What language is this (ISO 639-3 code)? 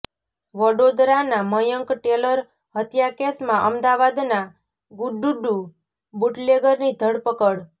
guj